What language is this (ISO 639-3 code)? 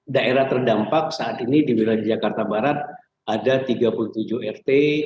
ind